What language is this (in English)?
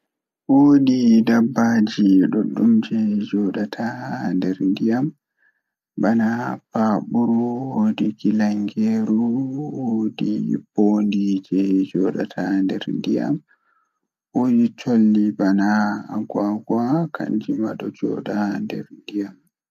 Fula